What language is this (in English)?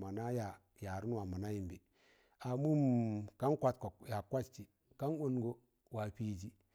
Tangale